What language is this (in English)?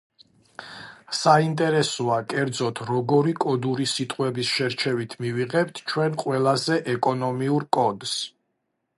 Georgian